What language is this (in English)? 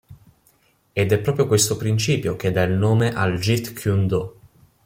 Italian